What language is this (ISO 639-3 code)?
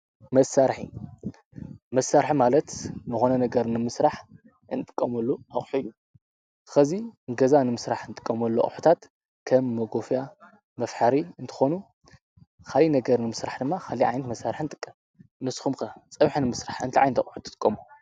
tir